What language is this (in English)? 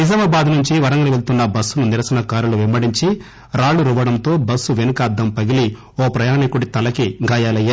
Telugu